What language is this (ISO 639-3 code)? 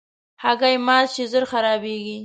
pus